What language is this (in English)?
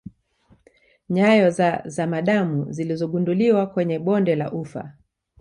Swahili